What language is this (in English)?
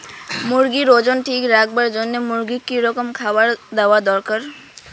Bangla